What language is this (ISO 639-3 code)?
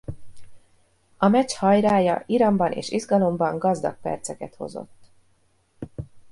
hun